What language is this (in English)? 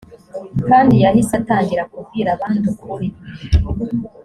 Kinyarwanda